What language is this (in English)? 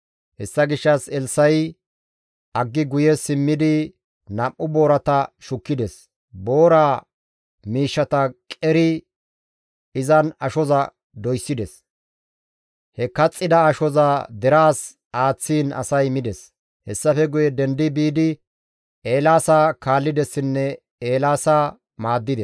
Gamo